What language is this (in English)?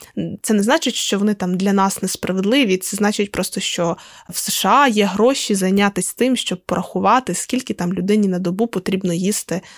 Ukrainian